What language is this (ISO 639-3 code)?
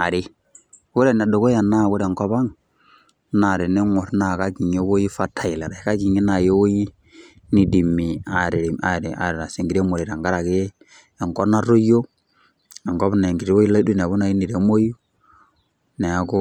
mas